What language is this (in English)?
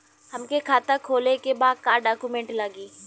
Bhojpuri